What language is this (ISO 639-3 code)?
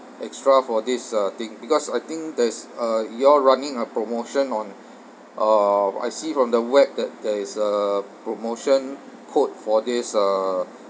eng